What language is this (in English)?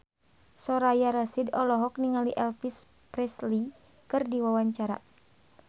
Sundanese